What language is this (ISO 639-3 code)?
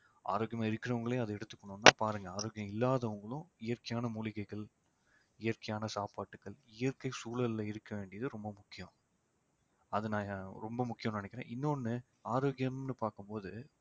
tam